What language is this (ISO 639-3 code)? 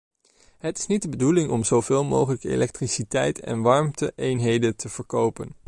nld